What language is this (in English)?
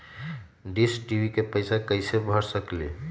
Magahi